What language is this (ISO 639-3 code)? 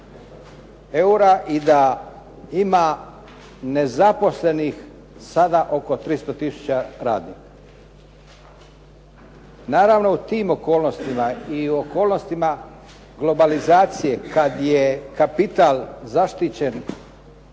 hrv